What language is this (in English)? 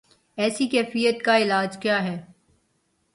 Urdu